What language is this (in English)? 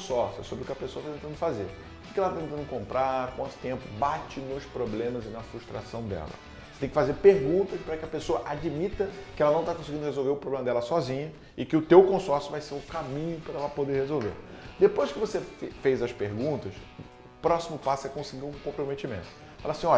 Portuguese